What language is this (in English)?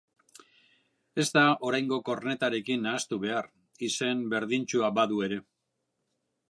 Basque